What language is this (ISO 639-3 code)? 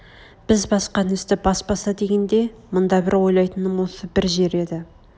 kaz